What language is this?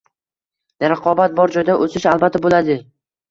Uzbek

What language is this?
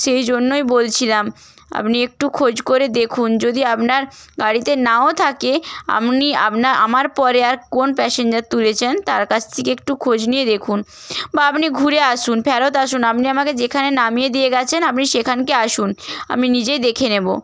Bangla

